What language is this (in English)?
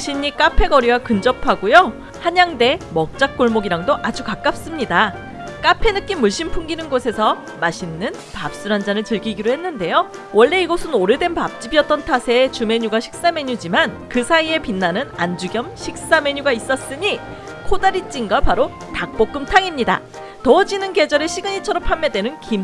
Korean